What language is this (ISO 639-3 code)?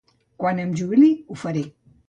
cat